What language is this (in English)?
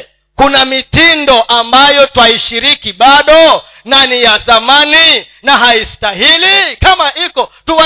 Swahili